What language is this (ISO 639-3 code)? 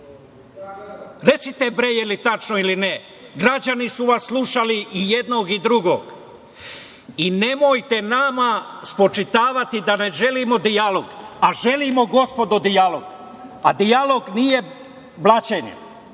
srp